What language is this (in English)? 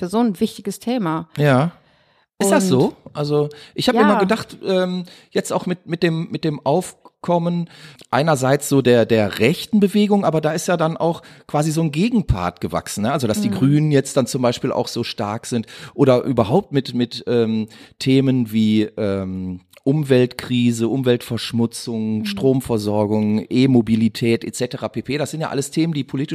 German